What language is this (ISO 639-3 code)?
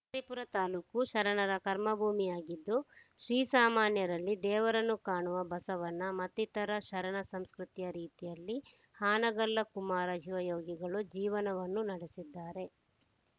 kan